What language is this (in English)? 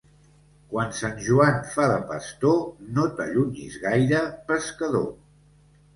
Catalan